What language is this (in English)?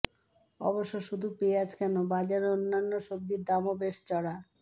Bangla